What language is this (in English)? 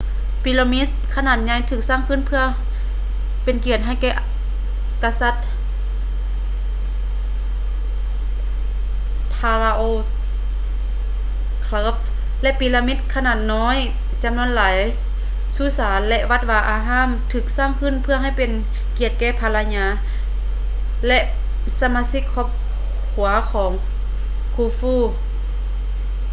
Lao